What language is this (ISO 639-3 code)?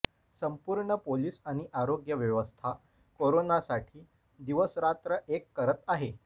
mar